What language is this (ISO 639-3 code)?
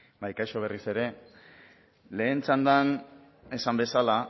eus